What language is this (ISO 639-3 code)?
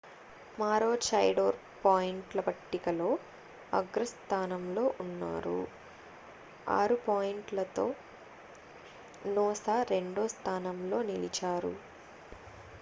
tel